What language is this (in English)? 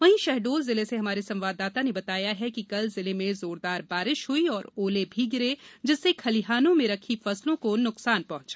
Hindi